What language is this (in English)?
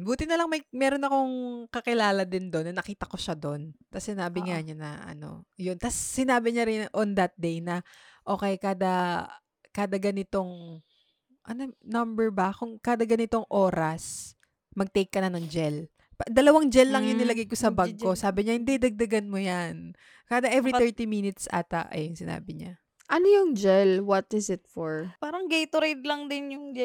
Filipino